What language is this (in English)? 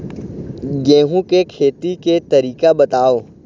Chhattisgarhi